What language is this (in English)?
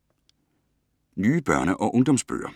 Danish